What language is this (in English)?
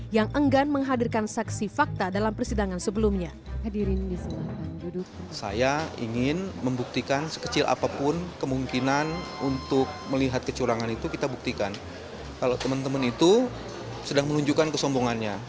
Indonesian